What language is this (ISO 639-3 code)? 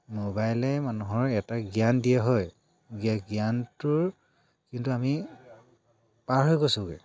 asm